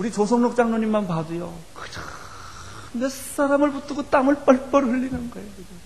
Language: Korean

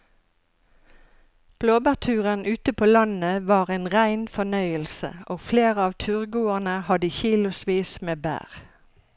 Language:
Norwegian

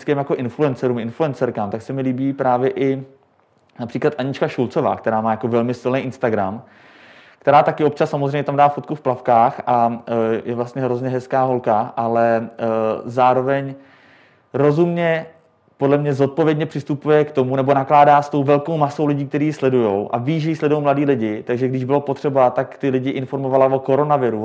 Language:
Czech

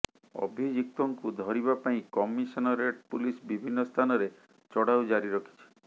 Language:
Odia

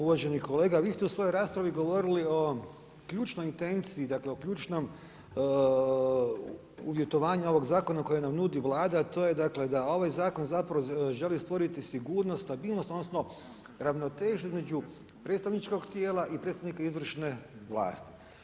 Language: Croatian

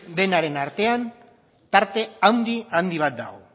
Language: Basque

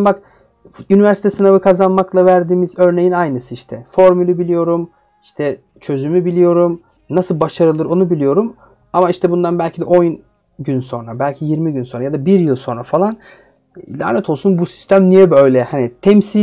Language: Turkish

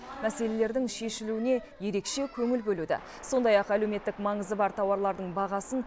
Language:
Kazakh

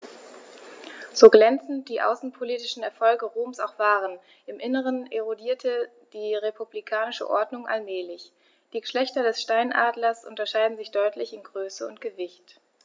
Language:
German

